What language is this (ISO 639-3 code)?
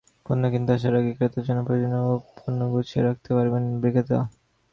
ben